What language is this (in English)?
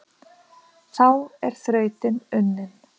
Icelandic